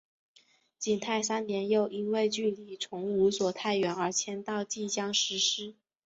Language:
Chinese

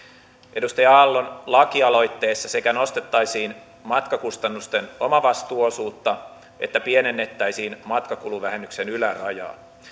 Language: Finnish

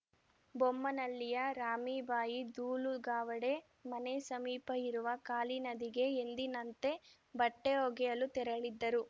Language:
Kannada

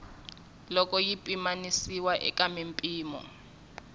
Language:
Tsonga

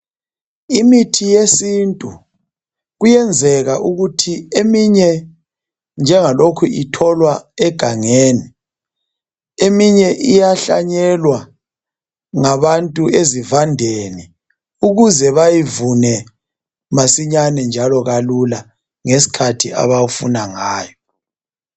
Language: North Ndebele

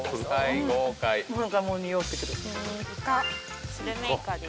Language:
Japanese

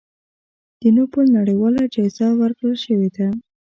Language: Pashto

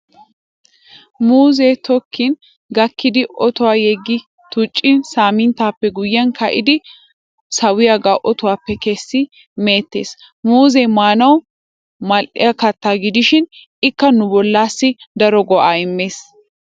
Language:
Wolaytta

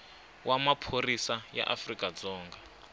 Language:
Tsonga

